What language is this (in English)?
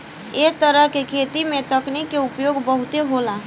Bhojpuri